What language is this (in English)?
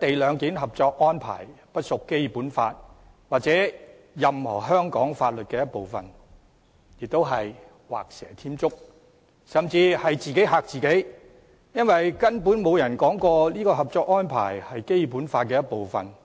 Cantonese